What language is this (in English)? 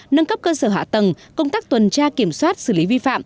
Vietnamese